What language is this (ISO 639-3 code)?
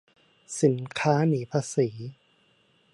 tha